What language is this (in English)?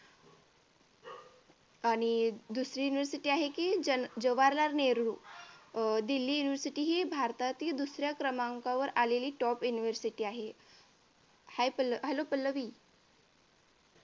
Marathi